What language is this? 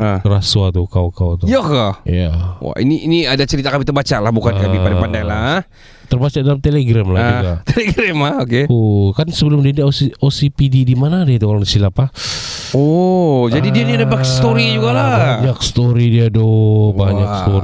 Malay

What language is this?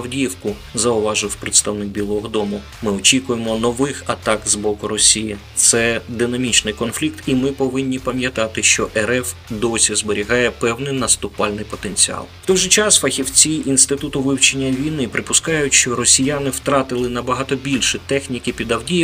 Ukrainian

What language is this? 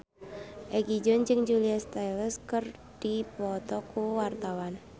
Sundanese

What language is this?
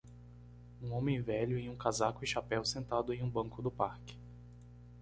Portuguese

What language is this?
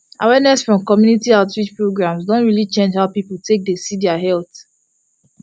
Nigerian Pidgin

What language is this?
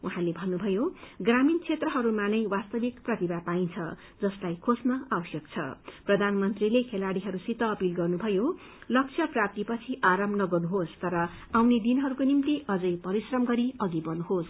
Nepali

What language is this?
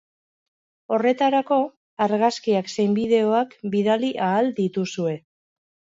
Basque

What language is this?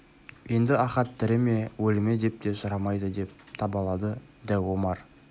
Kazakh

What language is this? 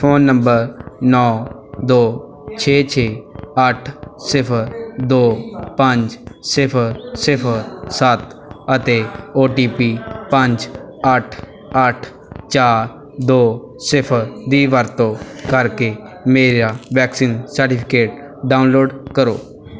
Punjabi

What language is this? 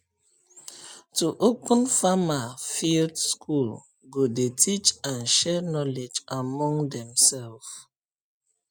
Nigerian Pidgin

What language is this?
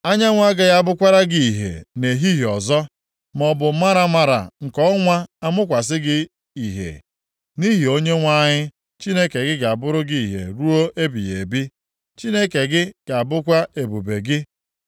Igbo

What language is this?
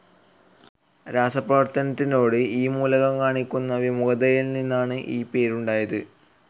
Malayalam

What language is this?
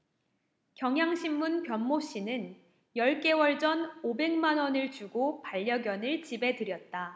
Korean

